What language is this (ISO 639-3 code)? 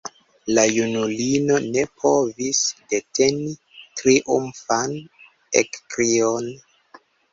epo